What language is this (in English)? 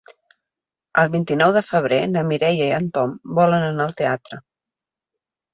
Catalan